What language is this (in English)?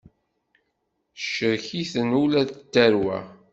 Kabyle